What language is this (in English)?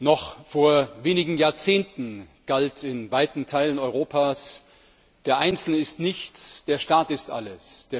German